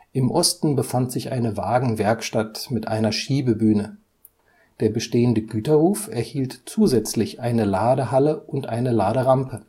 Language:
German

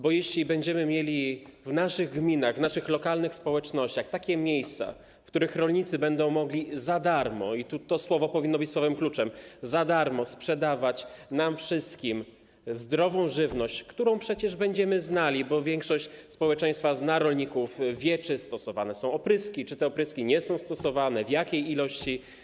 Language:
Polish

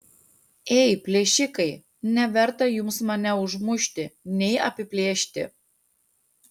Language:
Lithuanian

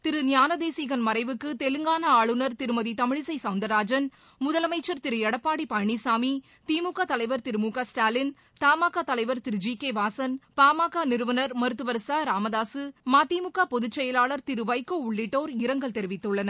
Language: Tamil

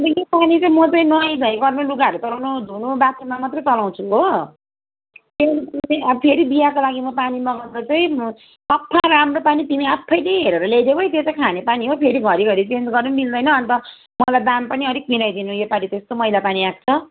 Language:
Nepali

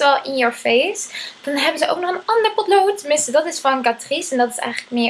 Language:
Dutch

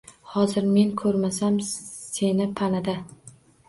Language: Uzbek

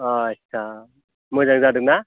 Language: Bodo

